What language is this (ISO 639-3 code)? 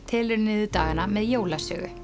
isl